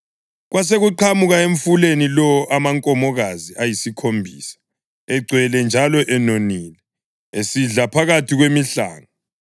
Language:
North Ndebele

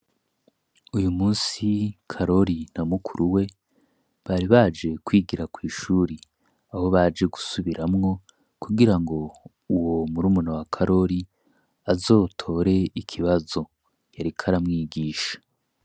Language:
Rundi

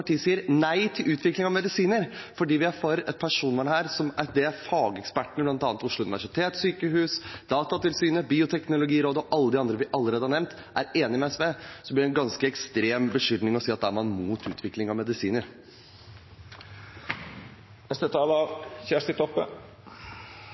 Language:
Norwegian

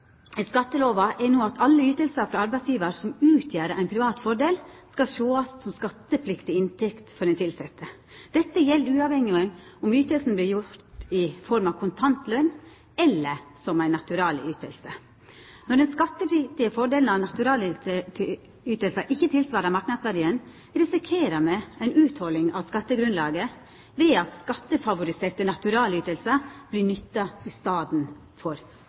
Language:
Norwegian Nynorsk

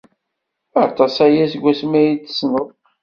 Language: Kabyle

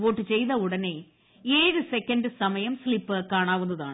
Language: Malayalam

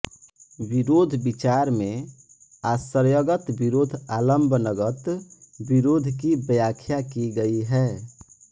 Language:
Hindi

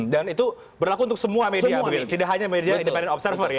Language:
Indonesian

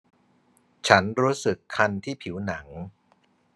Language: Thai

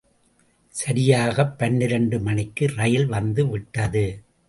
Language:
Tamil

